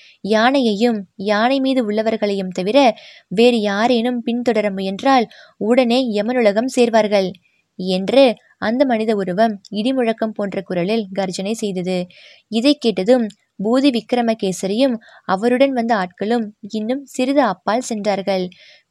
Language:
Tamil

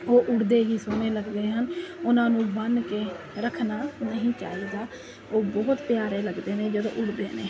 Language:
Punjabi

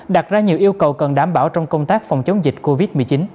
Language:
Vietnamese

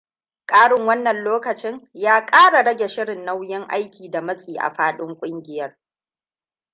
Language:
Hausa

